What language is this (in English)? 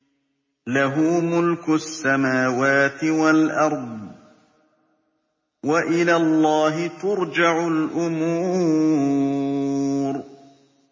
Arabic